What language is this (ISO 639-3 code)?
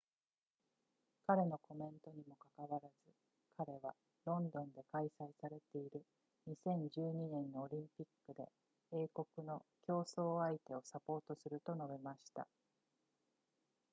jpn